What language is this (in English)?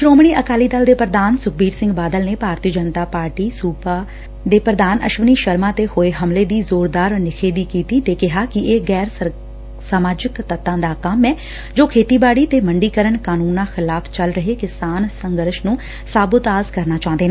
Punjabi